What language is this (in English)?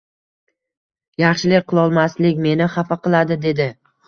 Uzbek